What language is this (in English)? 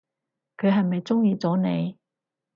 Cantonese